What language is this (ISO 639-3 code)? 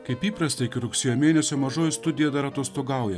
lit